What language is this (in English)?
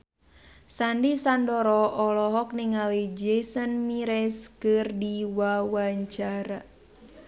Sundanese